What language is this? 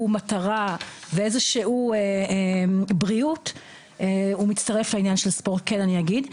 Hebrew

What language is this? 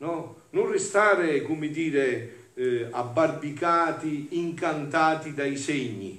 Italian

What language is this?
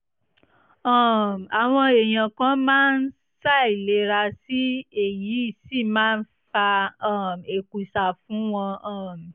Yoruba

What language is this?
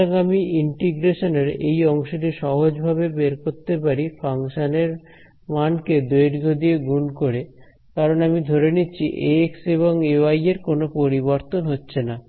Bangla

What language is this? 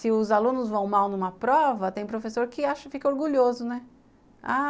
Portuguese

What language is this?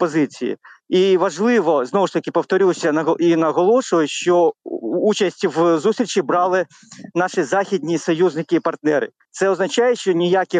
Ukrainian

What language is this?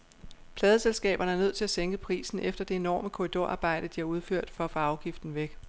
Danish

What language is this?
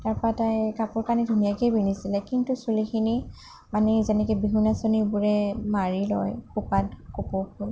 Assamese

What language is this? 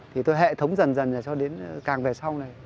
Vietnamese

